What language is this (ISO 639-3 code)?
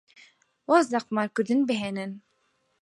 ckb